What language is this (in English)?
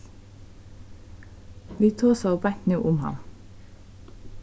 Faroese